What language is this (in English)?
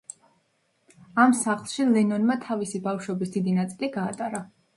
Georgian